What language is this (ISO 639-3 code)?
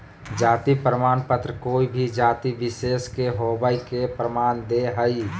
mag